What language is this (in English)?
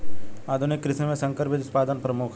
Bhojpuri